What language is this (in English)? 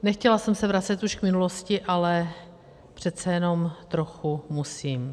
Czech